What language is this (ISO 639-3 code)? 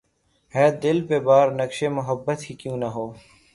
urd